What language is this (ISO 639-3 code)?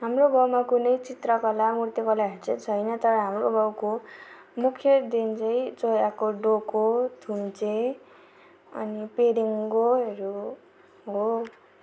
nep